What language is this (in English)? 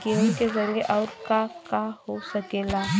Bhojpuri